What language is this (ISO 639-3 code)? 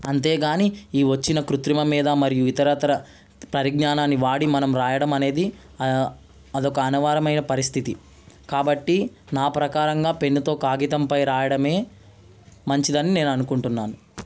tel